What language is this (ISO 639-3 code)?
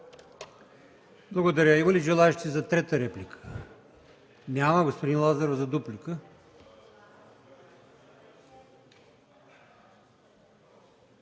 bul